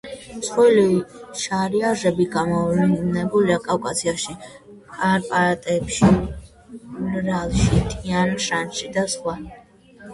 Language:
Georgian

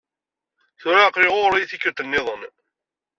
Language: Kabyle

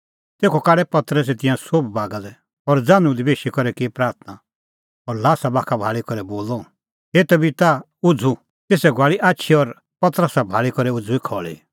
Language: Kullu Pahari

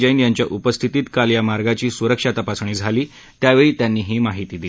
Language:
Marathi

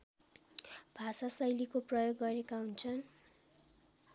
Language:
Nepali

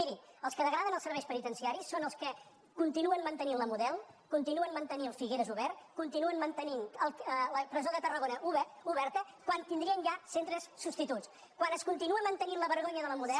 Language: Catalan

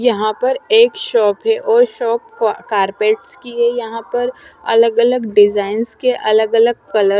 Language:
Hindi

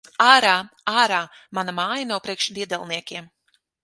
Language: Latvian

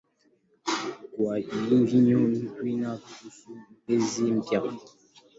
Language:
Swahili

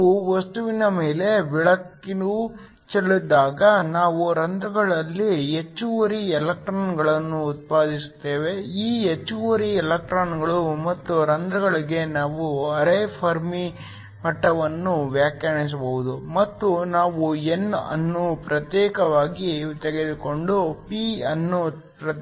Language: Kannada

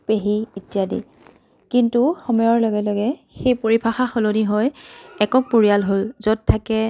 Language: Assamese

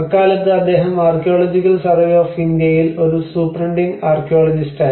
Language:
Malayalam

